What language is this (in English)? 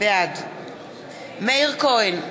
Hebrew